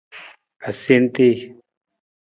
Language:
Nawdm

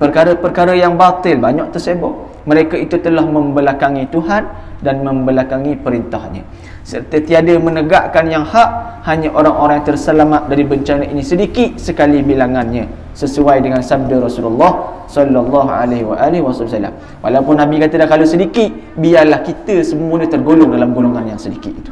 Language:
Malay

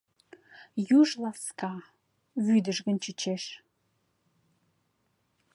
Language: Mari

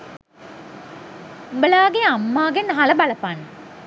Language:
Sinhala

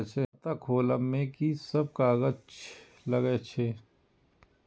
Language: Maithili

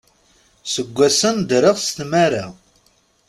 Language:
Kabyle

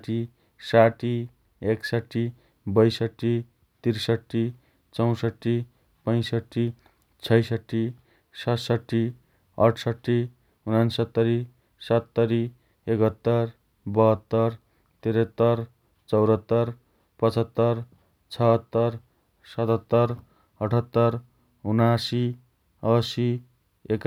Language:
Dotyali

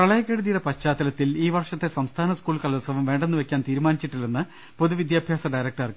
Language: Malayalam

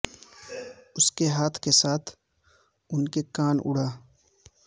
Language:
Urdu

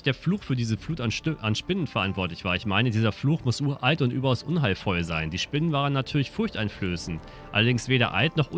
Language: German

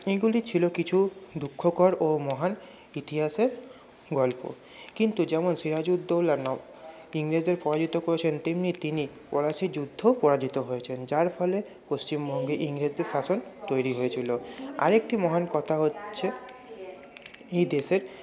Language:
Bangla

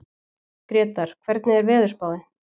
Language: Icelandic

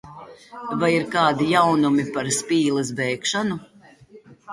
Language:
Latvian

